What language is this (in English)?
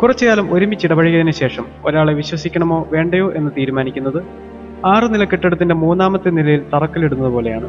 Malayalam